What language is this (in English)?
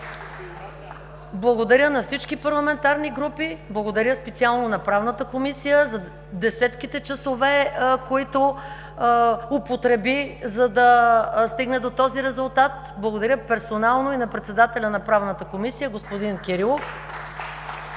Bulgarian